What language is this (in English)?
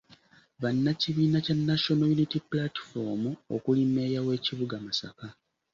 Ganda